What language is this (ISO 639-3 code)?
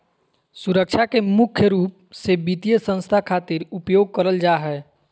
mag